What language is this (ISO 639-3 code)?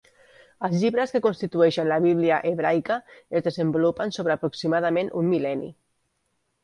cat